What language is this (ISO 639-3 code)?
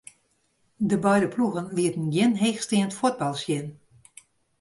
fry